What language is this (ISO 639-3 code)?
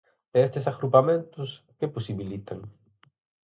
glg